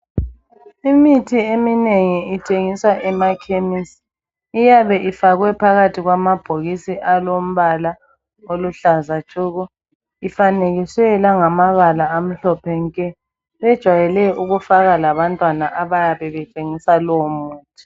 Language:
North Ndebele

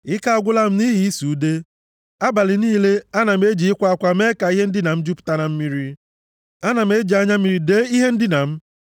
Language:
Igbo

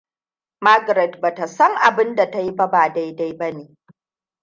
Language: Hausa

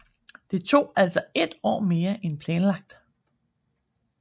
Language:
Danish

